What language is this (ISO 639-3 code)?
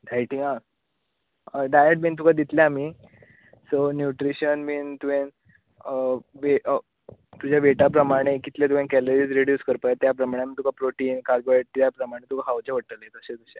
kok